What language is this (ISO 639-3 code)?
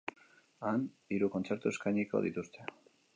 eus